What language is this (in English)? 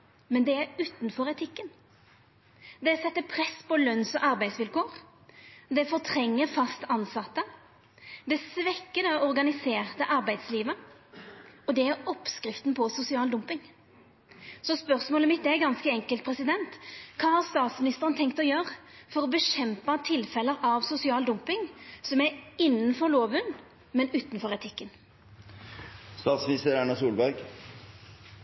Norwegian Nynorsk